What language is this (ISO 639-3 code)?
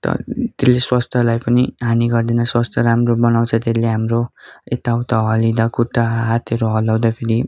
nep